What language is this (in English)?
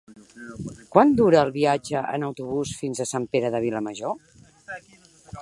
Catalan